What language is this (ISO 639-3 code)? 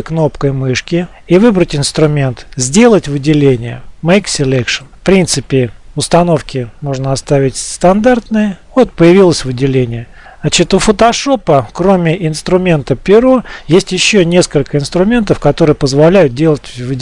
rus